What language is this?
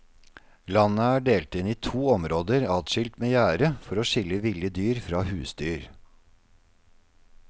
Norwegian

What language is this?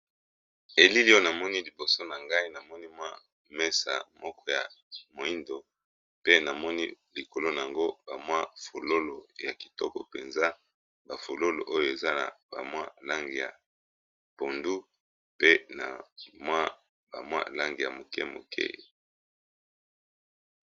Lingala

